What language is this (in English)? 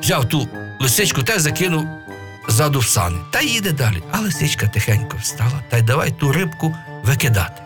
Ukrainian